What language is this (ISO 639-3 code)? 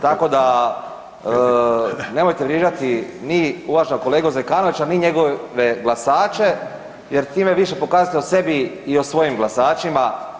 hrv